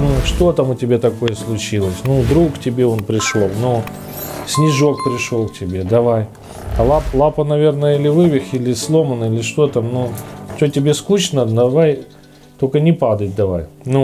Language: Russian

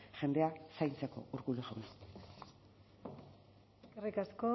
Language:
Basque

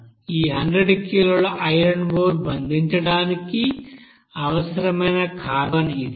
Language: Telugu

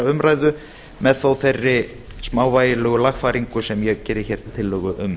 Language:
Icelandic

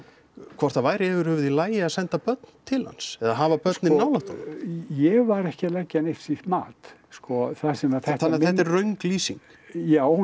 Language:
Icelandic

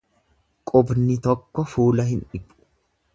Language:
Oromo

